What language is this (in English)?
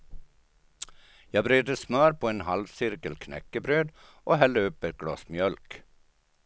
Swedish